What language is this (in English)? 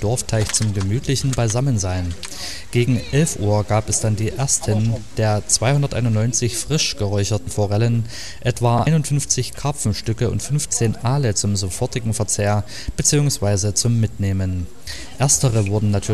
German